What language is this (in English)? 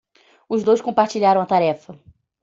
Portuguese